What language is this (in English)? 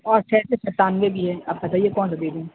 Urdu